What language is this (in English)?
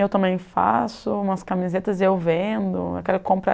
Portuguese